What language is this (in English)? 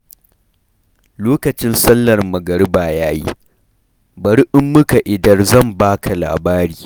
Hausa